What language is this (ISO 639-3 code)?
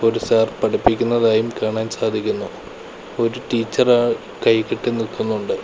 mal